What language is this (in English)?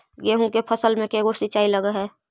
Magahi